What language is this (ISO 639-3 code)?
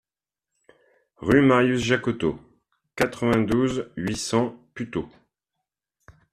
fra